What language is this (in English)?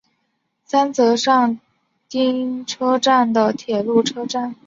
Chinese